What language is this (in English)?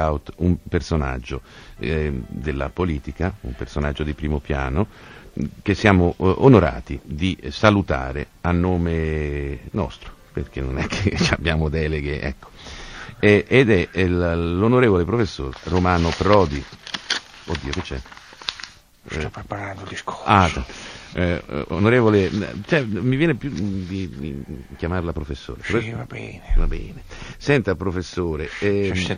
Italian